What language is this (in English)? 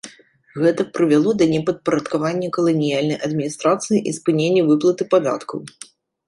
Belarusian